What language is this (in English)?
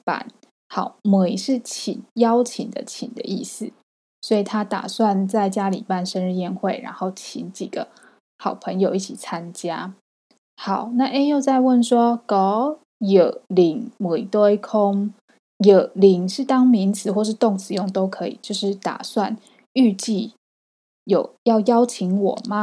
Chinese